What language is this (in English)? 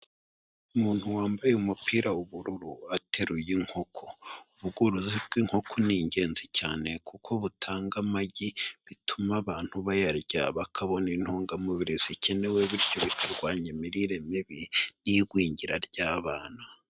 Kinyarwanda